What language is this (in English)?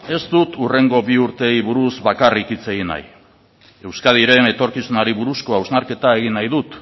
Basque